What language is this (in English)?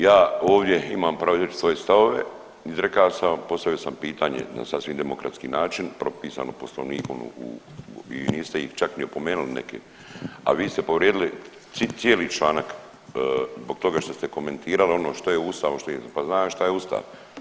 Croatian